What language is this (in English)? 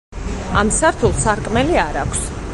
Georgian